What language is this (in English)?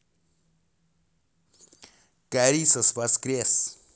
Russian